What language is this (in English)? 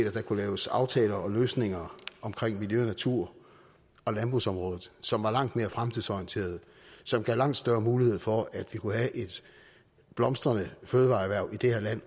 Danish